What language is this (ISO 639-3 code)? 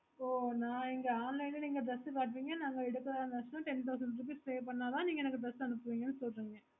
tam